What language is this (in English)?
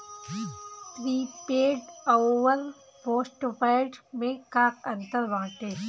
Bhojpuri